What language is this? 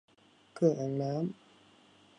Thai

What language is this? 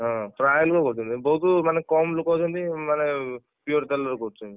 Odia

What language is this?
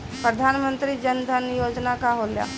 Bhojpuri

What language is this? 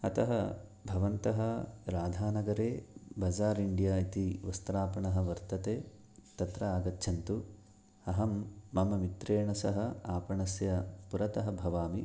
Sanskrit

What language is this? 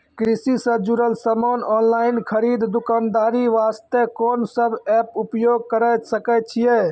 Maithili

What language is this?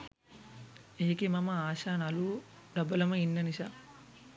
Sinhala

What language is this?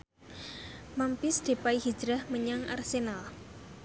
Javanese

